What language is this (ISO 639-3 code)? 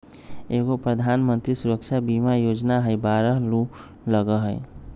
mag